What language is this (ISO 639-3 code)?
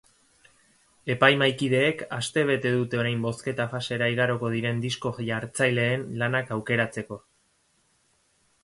eus